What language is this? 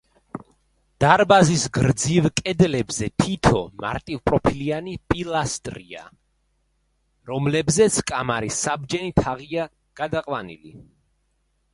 Georgian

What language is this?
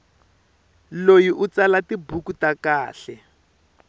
Tsonga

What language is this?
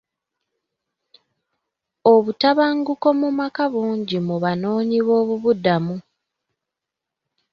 Ganda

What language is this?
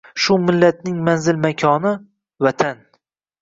Uzbek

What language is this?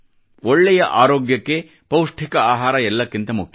Kannada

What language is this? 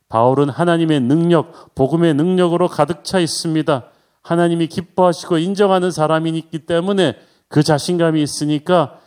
Korean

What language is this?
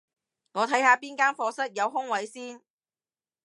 Cantonese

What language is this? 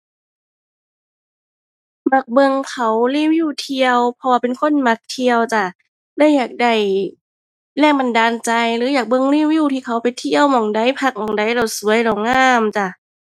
Thai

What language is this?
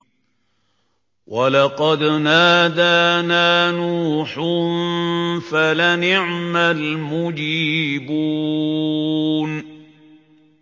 Arabic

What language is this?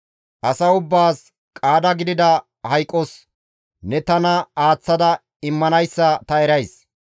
Gamo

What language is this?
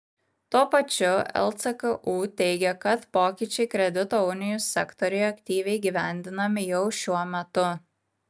Lithuanian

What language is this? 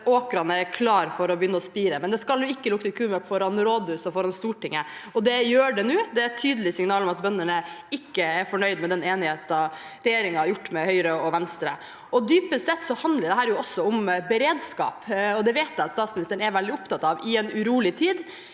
Norwegian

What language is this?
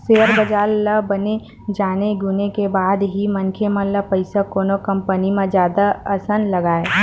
Chhattisgarhi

